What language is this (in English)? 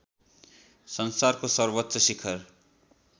Nepali